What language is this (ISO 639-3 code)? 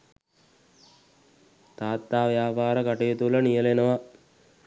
sin